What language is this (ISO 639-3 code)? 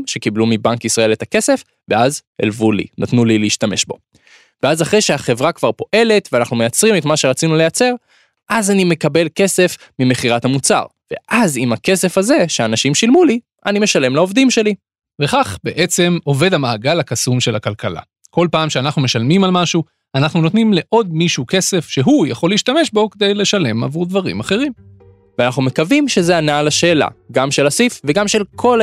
heb